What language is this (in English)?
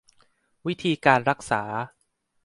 Thai